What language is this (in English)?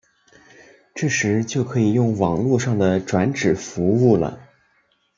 Chinese